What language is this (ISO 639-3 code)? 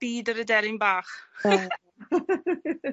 cym